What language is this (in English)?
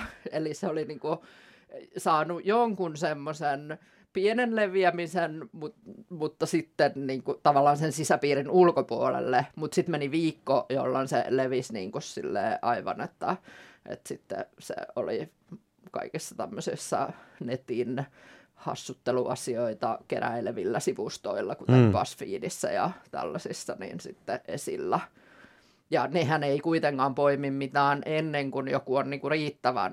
Finnish